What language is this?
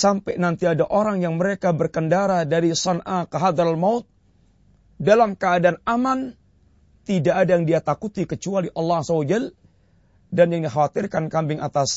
Malay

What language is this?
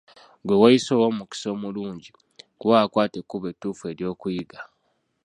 Ganda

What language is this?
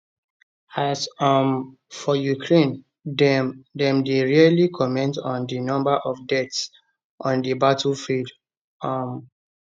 Nigerian Pidgin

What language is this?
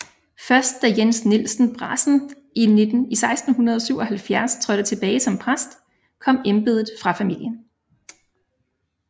Danish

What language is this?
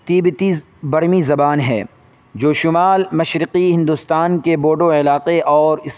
Urdu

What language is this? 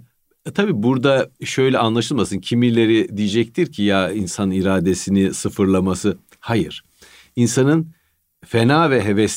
Turkish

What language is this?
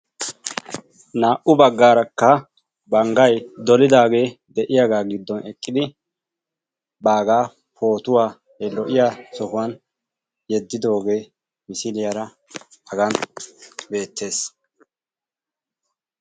Wolaytta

